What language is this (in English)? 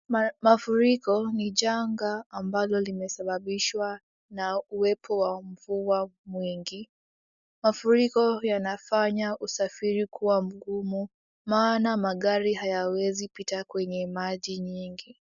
Swahili